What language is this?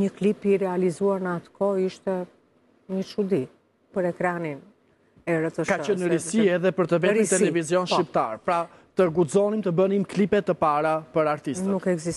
Romanian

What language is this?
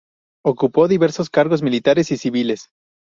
Spanish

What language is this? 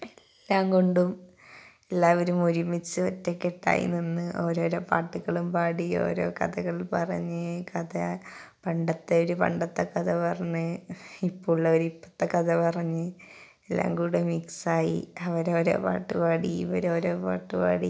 Malayalam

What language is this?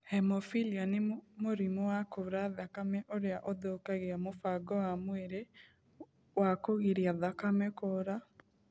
Kikuyu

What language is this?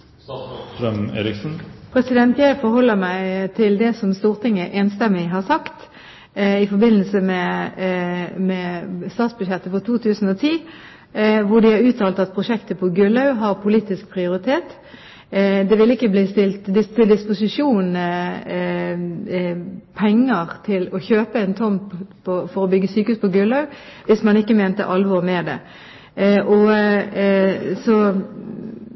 Norwegian Bokmål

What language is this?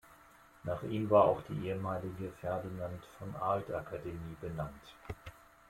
German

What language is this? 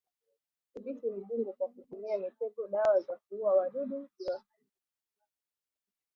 Swahili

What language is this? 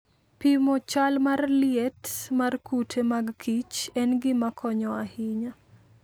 Luo (Kenya and Tanzania)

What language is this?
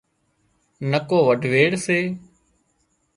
Wadiyara Koli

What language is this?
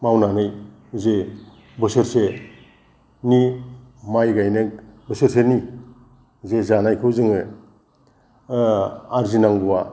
Bodo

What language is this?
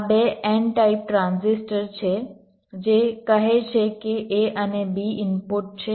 Gujarati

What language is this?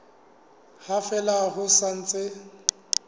Southern Sotho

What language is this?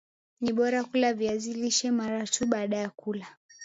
Swahili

